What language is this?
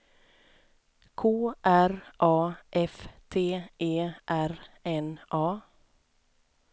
Swedish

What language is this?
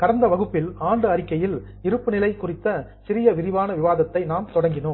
Tamil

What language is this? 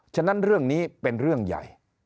Thai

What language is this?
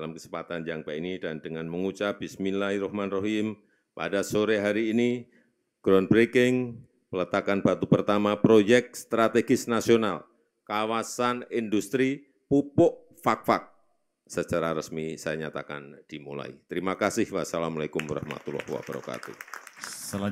Indonesian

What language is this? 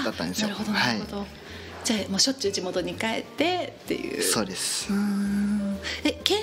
Japanese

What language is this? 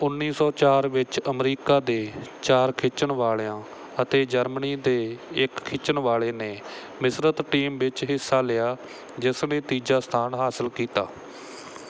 Punjabi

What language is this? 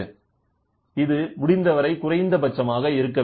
Tamil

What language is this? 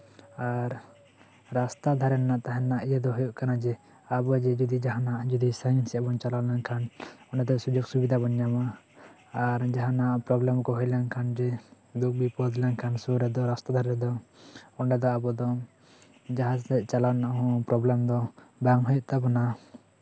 Santali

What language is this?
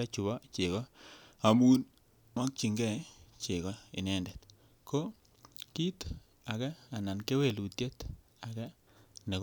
Kalenjin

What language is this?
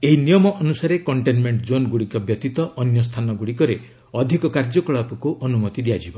Odia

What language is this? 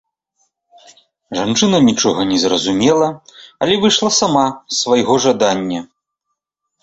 Belarusian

